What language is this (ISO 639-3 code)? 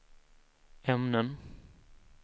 swe